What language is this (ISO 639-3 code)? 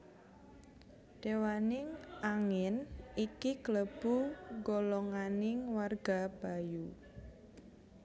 jav